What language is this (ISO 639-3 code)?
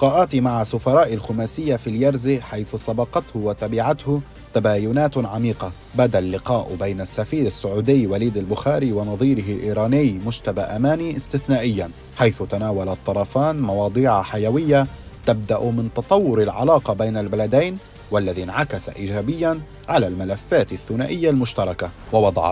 ara